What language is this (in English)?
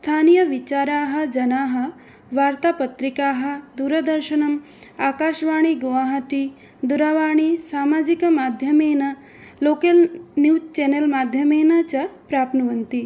Sanskrit